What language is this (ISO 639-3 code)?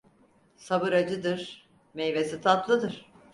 tur